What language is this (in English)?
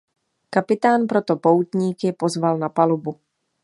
Czech